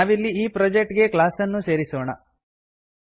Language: Kannada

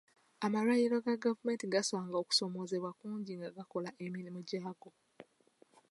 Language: Ganda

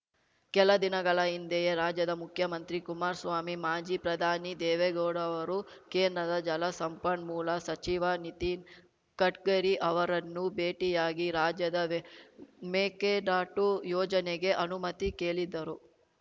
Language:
Kannada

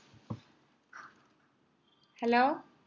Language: Malayalam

